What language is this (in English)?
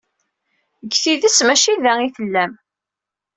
Kabyle